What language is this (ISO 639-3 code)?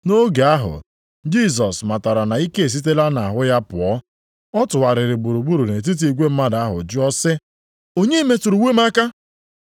ibo